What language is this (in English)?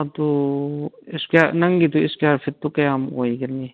Manipuri